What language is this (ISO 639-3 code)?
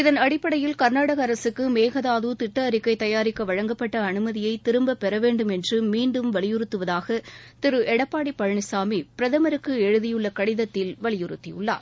tam